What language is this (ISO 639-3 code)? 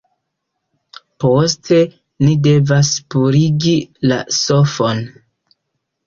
epo